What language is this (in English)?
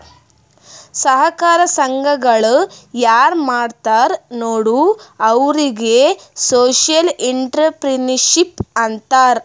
Kannada